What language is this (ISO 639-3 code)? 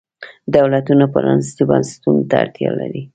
pus